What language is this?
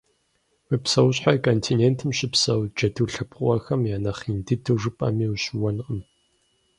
Kabardian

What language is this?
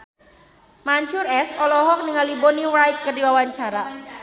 Sundanese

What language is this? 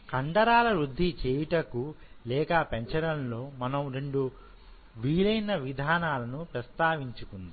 Telugu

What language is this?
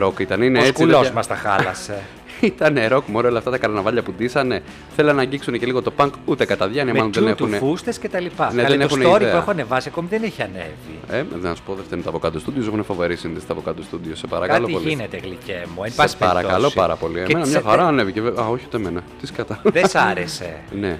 Greek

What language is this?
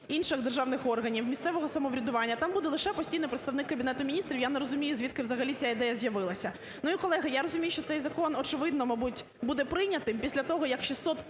Ukrainian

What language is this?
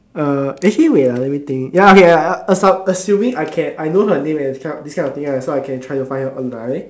English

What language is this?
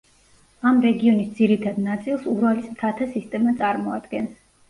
Georgian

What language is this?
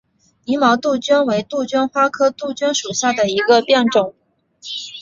Chinese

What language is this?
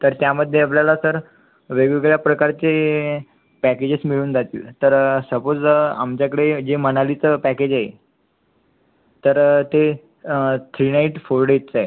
Marathi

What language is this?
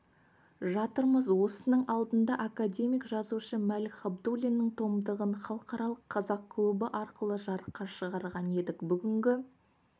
Kazakh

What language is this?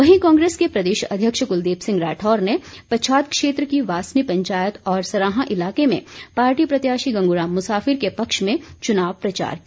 Hindi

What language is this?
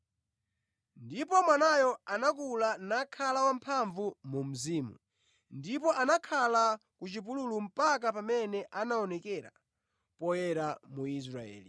Nyanja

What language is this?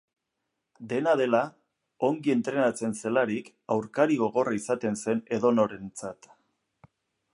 Basque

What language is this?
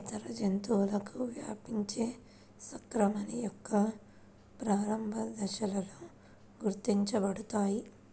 Telugu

